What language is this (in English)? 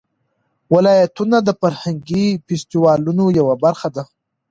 Pashto